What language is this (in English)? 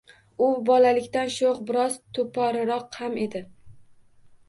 Uzbek